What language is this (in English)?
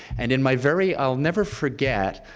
English